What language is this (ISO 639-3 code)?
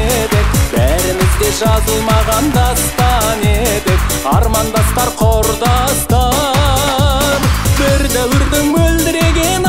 ara